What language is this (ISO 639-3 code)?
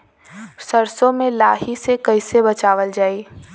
bho